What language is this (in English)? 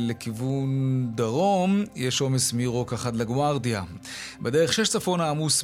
Hebrew